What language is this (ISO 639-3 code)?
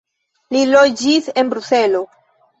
epo